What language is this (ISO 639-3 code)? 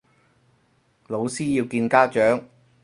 yue